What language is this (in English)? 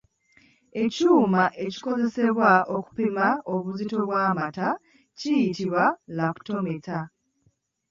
Ganda